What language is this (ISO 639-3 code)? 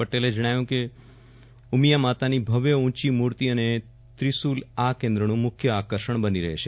guj